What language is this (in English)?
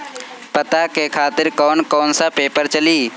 Bhojpuri